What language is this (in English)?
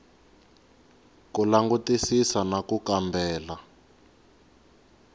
Tsonga